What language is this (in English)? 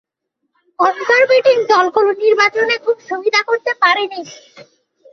Bangla